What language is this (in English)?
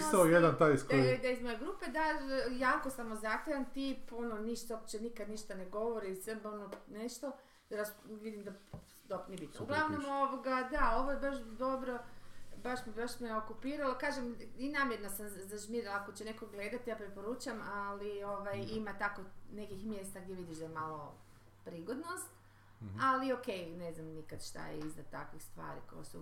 Croatian